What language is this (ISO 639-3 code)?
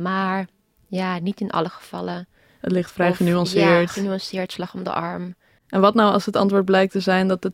nld